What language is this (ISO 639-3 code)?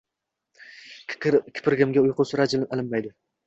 uzb